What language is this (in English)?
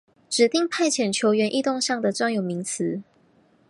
Chinese